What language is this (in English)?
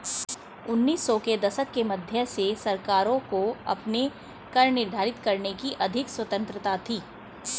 Hindi